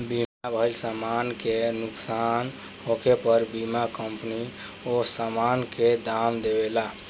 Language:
Bhojpuri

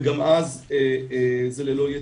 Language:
Hebrew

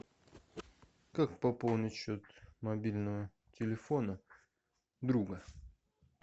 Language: Russian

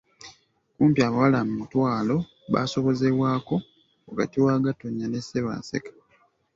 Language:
Ganda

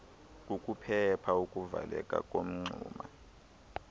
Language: Xhosa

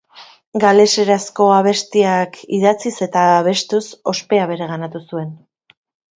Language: Basque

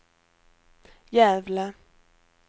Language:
Swedish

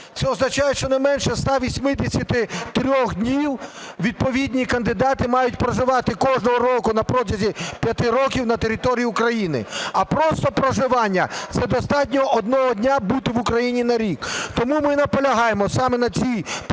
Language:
Ukrainian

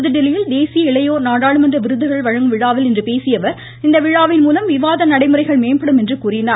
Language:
Tamil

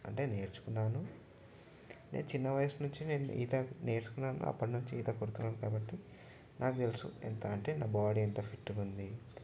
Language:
Telugu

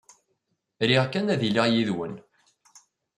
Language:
Kabyle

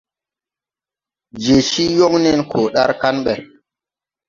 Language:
Tupuri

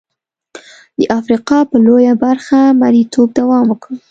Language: Pashto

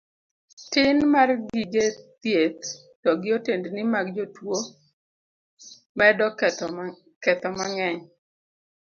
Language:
Luo (Kenya and Tanzania)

